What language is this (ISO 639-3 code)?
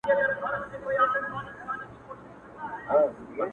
pus